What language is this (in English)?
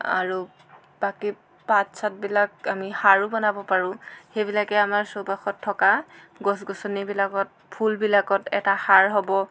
Assamese